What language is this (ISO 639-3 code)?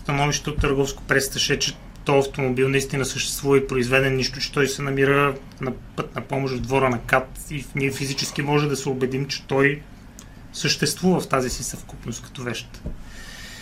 bul